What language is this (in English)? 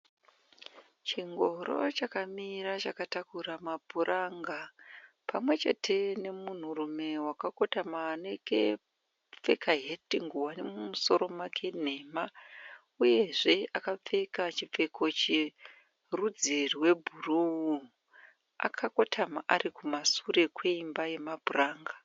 Shona